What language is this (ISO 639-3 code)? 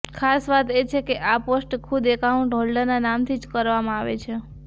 guj